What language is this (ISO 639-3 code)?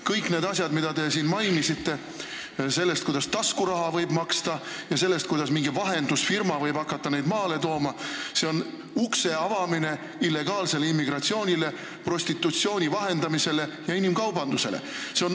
est